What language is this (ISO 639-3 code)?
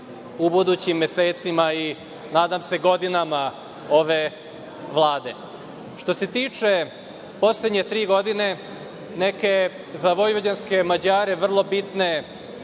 srp